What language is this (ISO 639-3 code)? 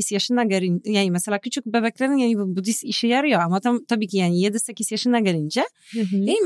tur